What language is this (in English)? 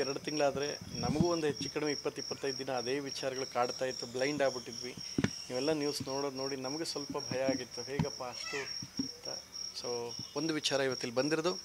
Kannada